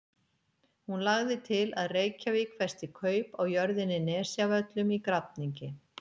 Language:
Icelandic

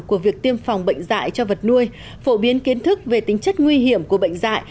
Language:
Vietnamese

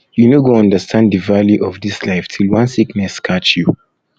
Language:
Nigerian Pidgin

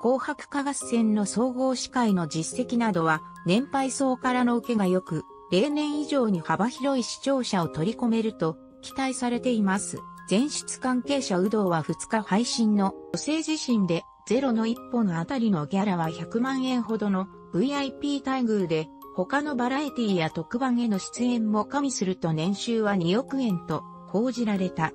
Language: Japanese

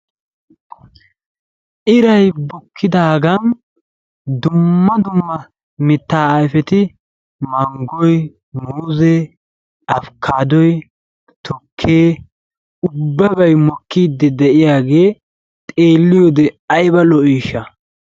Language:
Wolaytta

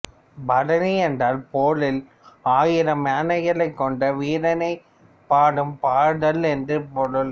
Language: Tamil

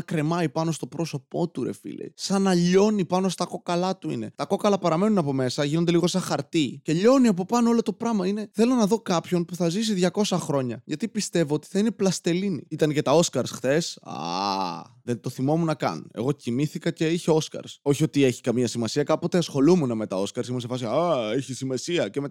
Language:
Greek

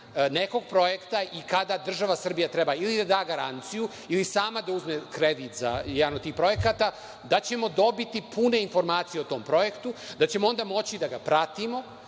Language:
Serbian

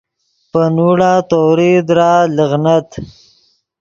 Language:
Yidgha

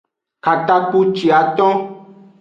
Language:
Aja (Benin)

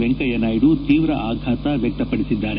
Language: Kannada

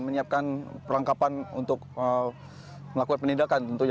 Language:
Indonesian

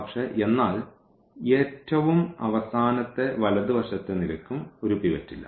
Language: Malayalam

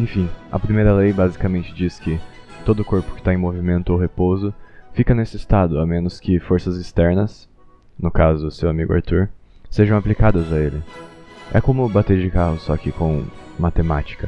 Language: Portuguese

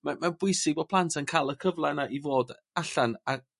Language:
Welsh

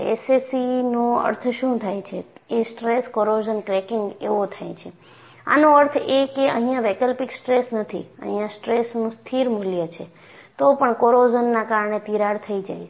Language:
Gujarati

